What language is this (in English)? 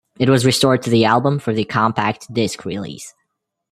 English